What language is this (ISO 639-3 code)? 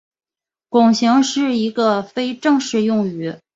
zho